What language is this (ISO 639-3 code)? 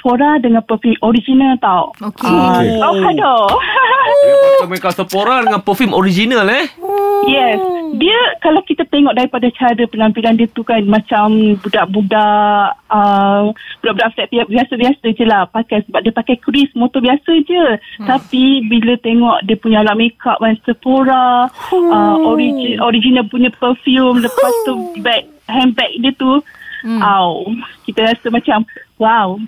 msa